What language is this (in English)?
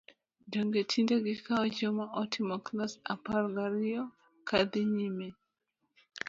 Luo (Kenya and Tanzania)